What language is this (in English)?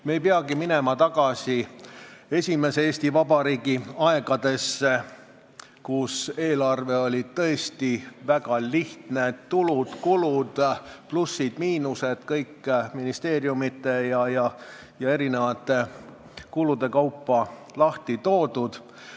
Estonian